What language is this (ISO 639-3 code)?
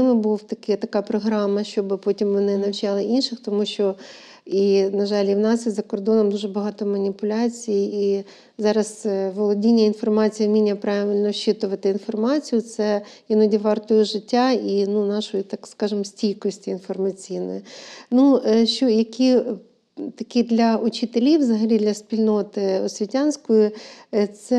ukr